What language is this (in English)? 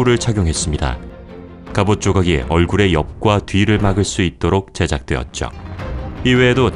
Korean